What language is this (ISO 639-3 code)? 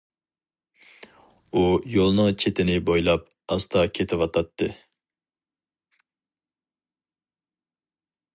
uig